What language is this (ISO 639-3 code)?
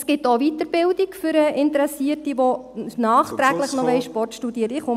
gsw